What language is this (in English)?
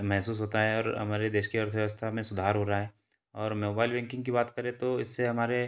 Hindi